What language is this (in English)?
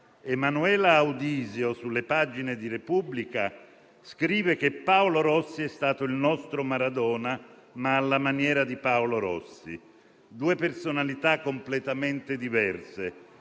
Italian